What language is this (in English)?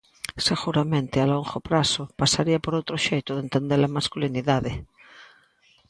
Galician